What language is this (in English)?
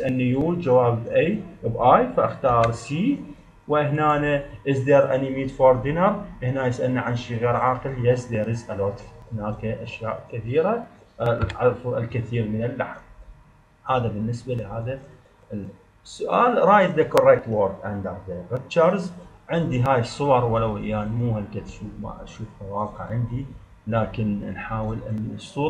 Arabic